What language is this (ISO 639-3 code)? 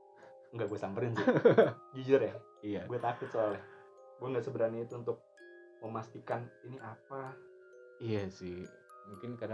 ind